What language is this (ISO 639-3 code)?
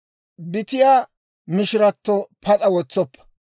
dwr